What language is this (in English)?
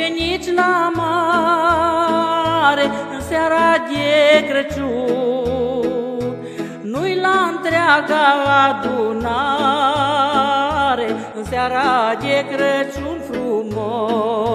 Romanian